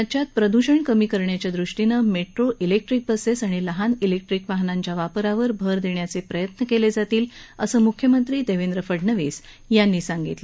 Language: Marathi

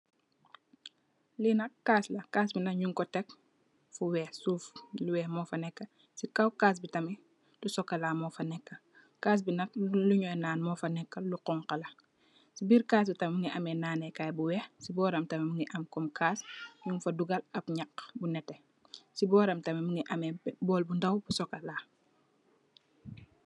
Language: Wolof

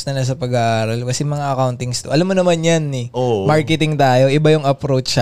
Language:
Filipino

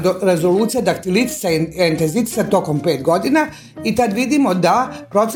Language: Croatian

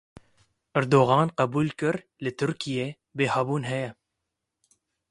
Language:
Kurdish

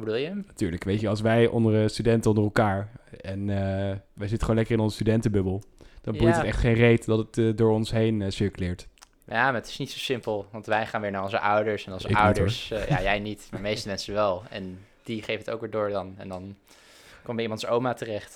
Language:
Dutch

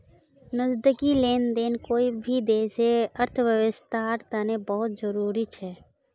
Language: Magahi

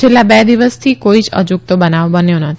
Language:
Gujarati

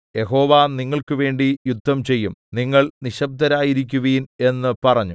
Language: Malayalam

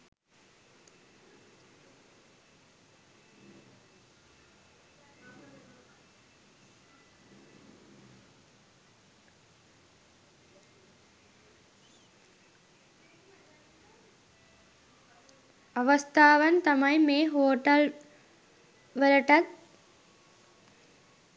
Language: Sinhala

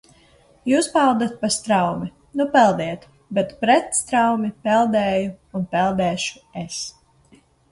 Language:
Latvian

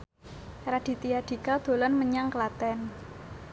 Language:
Javanese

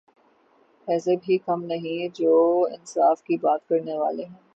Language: Urdu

